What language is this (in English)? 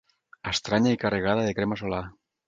Catalan